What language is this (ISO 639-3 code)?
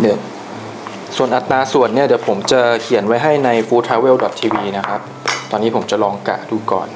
tha